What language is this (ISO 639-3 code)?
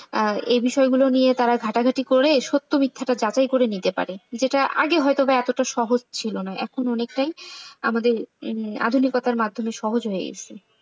ben